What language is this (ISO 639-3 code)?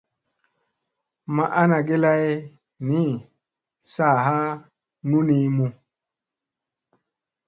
mse